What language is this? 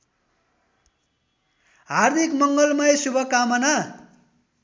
Nepali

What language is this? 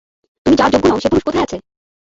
Bangla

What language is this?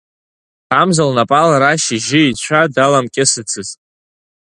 Abkhazian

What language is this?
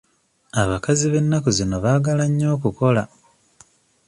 Ganda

